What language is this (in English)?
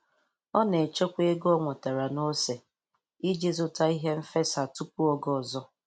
Igbo